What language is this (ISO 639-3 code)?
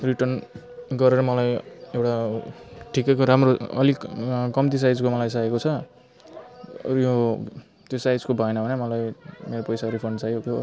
nep